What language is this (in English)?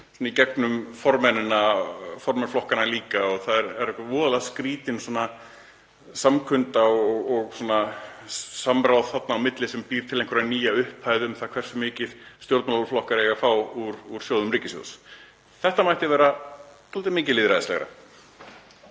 Icelandic